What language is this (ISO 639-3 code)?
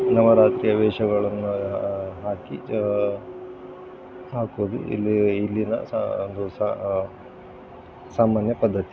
kan